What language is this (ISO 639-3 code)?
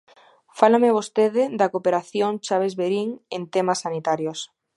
glg